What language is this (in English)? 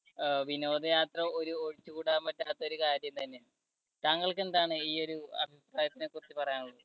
Malayalam